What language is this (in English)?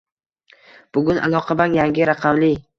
Uzbek